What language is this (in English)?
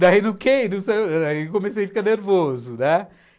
Portuguese